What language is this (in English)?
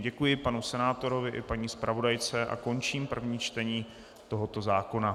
Czech